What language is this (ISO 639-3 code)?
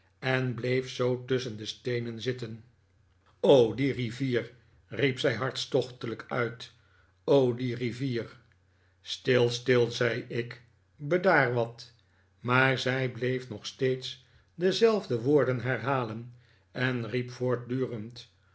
nld